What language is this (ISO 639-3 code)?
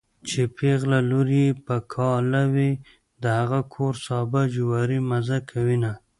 pus